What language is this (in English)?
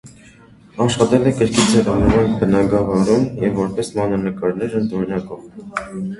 Armenian